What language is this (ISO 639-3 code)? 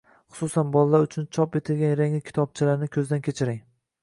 uzb